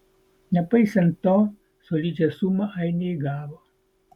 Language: Lithuanian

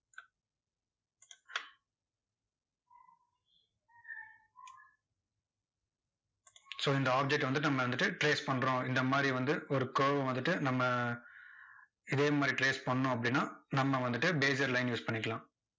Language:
Tamil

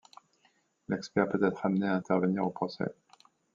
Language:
French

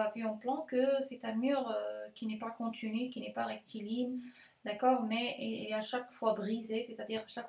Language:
French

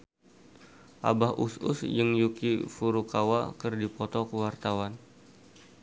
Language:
Sundanese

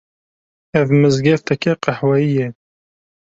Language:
Kurdish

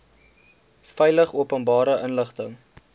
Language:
Afrikaans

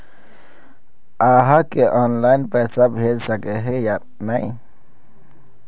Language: Magahi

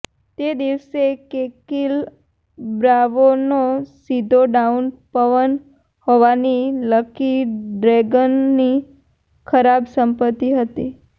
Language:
Gujarati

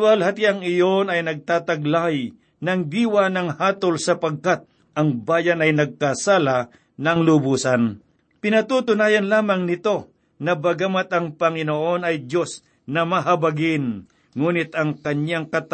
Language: Filipino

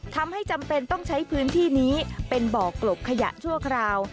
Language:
Thai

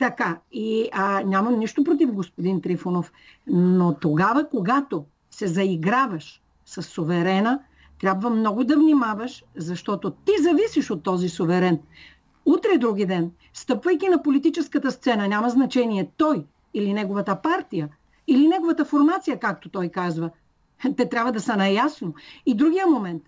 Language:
Bulgarian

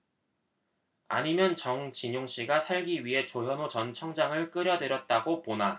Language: Korean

